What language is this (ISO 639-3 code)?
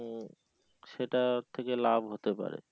ben